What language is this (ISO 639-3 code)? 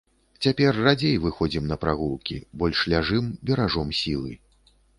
bel